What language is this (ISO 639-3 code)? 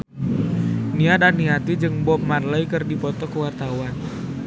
sun